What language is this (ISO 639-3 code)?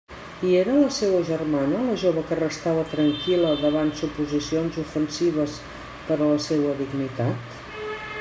cat